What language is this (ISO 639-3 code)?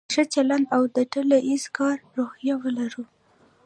pus